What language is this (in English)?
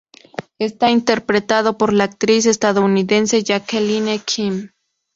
Spanish